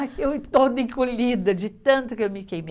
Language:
Portuguese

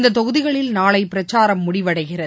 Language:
Tamil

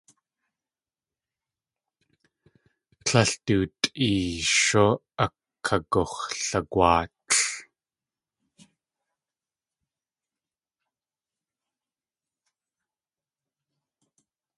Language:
Tlingit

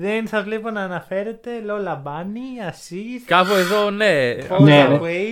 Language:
Greek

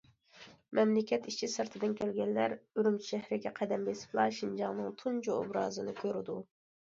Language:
Uyghur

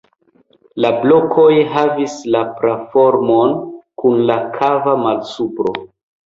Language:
Esperanto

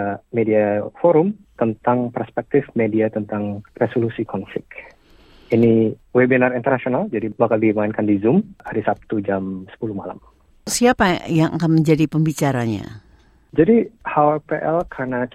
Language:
Indonesian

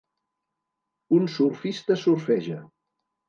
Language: Catalan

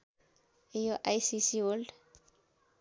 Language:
Nepali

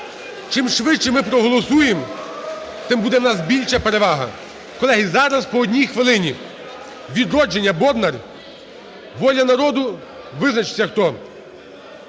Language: Ukrainian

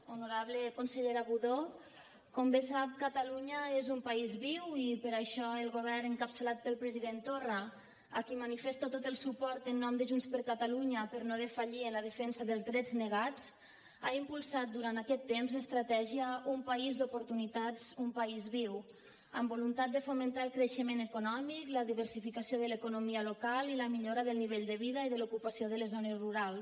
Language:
Catalan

